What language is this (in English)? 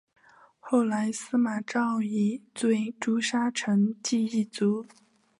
Chinese